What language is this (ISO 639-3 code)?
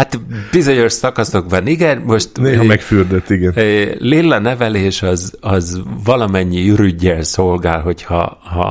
hun